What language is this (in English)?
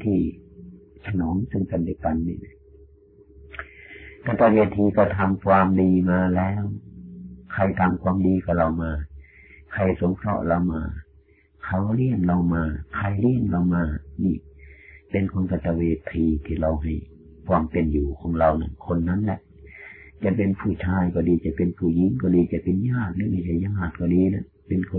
Thai